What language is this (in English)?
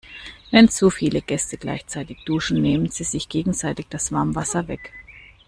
German